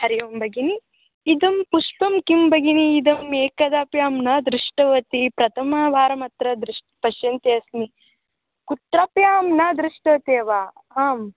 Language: Sanskrit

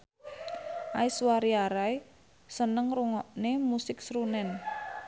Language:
Javanese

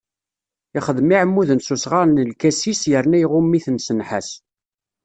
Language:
Kabyle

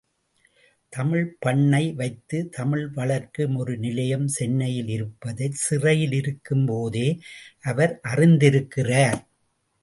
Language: Tamil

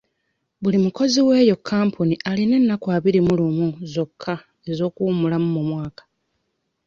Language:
Ganda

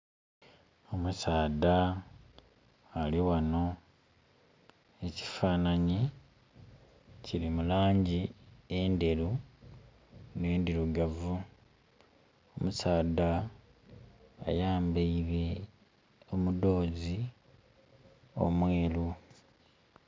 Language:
Soga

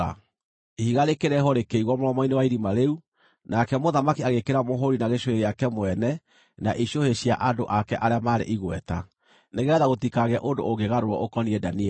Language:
Kikuyu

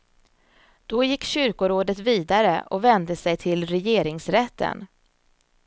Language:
Swedish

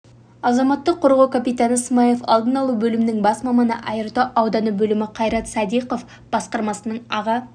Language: Kazakh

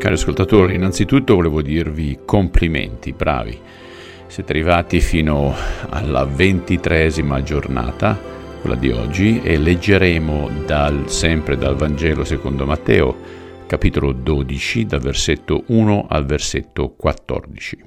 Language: Italian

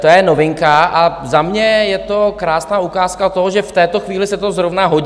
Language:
Czech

